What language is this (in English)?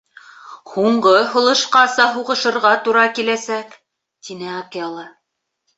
Bashkir